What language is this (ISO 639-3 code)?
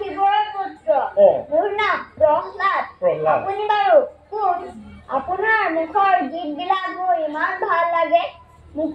ben